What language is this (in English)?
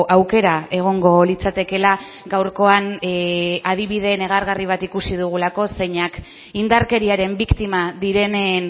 Basque